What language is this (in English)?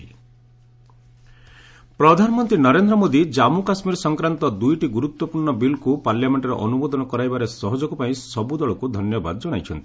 Odia